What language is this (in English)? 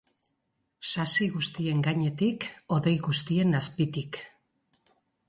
Basque